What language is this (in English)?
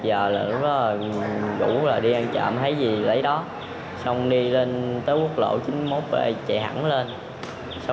Vietnamese